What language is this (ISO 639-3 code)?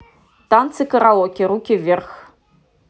rus